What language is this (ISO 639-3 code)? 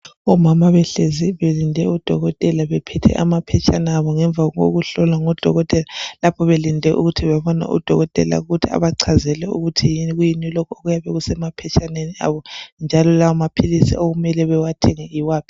nde